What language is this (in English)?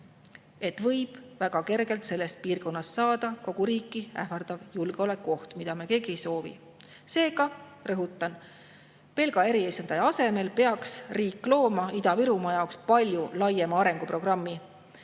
Estonian